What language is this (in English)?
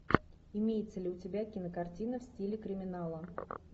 Russian